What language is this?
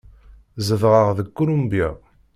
Kabyle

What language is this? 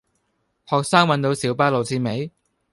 Cantonese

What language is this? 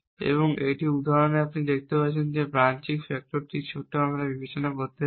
Bangla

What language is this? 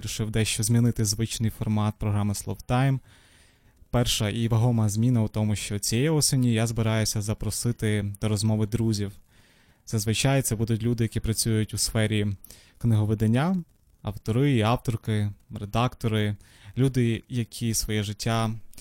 Ukrainian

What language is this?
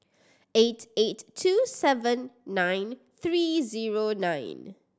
English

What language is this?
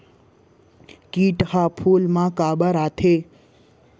Chhattisgarhi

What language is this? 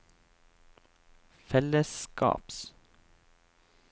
Norwegian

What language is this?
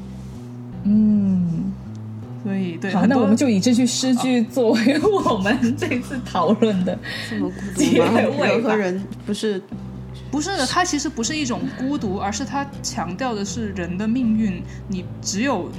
Chinese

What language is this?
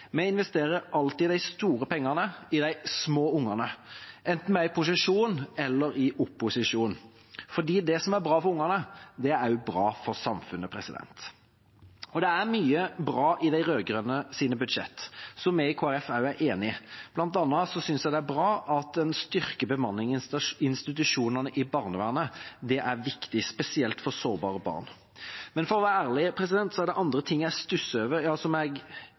Norwegian Bokmål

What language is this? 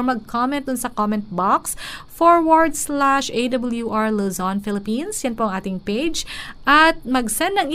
Filipino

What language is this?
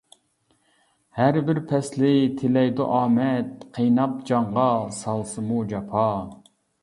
Uyghur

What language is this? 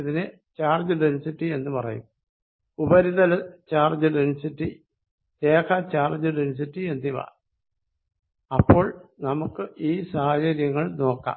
Malayalam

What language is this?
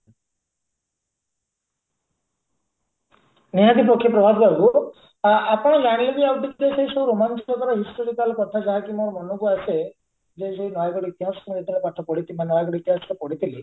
Odia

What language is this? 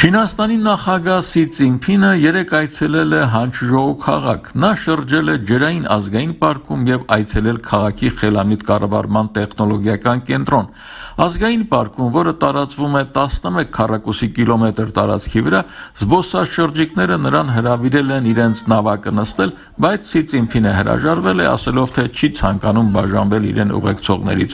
Turkish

